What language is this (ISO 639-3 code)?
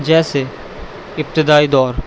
urd